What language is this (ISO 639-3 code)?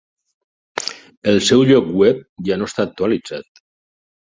cat